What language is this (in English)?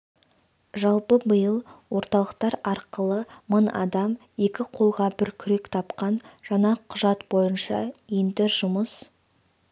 Kazakh